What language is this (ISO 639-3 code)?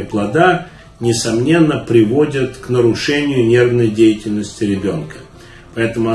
rus